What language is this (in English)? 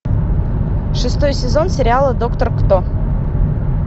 Russian